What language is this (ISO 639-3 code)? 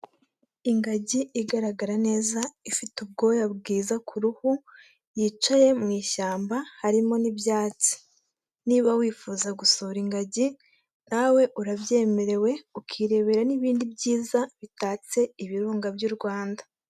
kin